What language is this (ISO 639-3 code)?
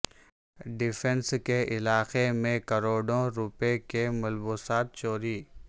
urd